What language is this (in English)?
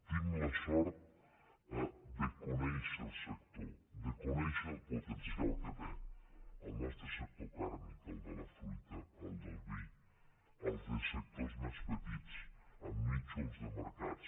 Catalan